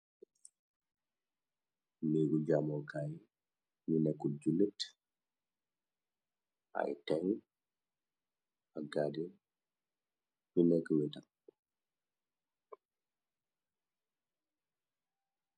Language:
Wolof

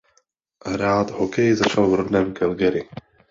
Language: Czech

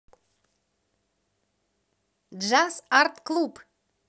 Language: Russian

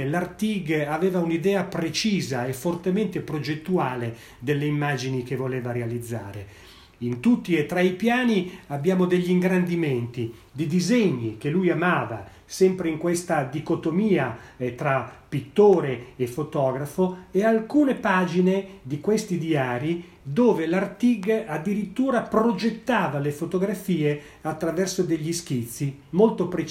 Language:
Italian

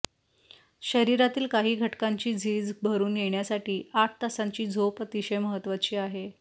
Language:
Marathi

